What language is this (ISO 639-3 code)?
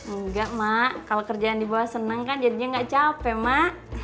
ind